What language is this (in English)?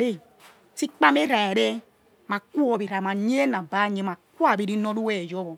Yekhee